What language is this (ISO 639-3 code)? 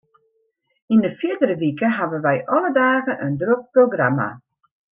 fry